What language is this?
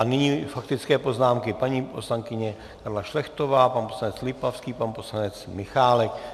Czech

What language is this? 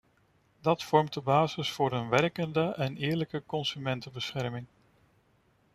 Dutch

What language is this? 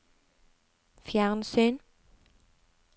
Norwegian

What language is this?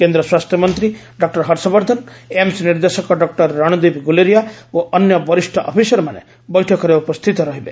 Odia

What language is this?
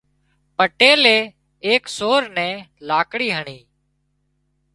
Wadiyara Koli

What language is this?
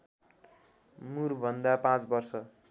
Nepali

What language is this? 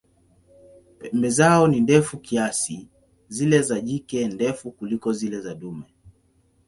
Swahili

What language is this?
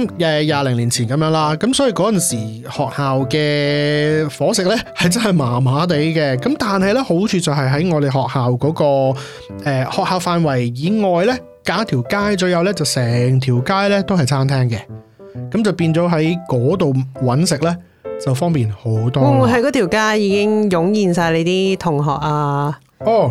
Chinese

